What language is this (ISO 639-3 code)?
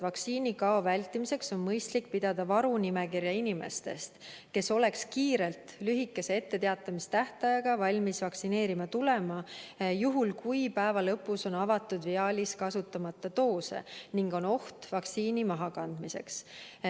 est